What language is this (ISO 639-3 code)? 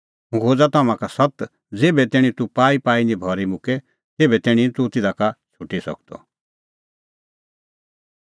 kfx